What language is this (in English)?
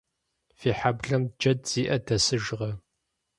Kabardian